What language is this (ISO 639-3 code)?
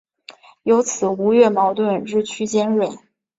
zho